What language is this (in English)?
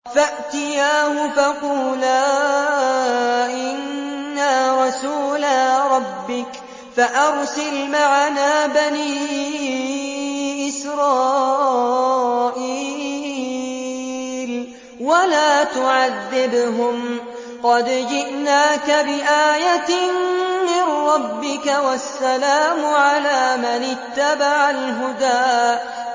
Arabic